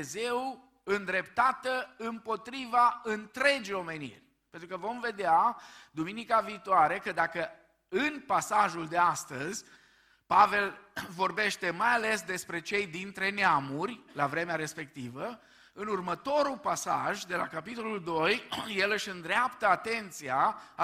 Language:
Romanian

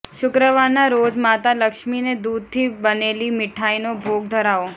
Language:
Gujarati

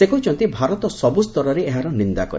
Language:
Odia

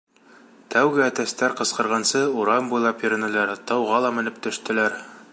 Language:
Bashkir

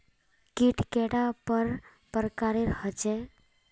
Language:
Magahi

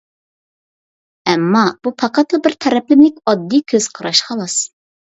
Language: Uyghur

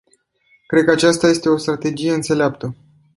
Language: Romanian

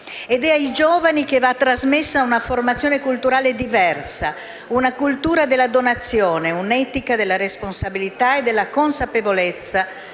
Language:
Italian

